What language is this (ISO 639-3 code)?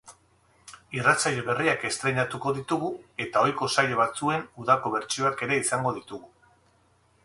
eus